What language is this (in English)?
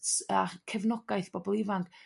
Welsh